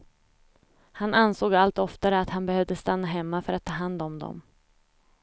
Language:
Swedish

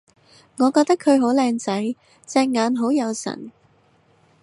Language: Cantonese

